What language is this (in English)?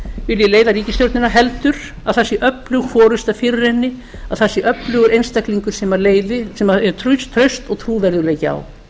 Icelandic